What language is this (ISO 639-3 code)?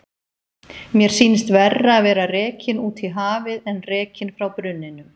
isl